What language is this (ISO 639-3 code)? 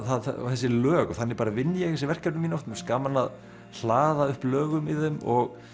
isl